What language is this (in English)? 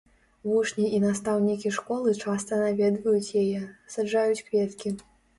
Belarusian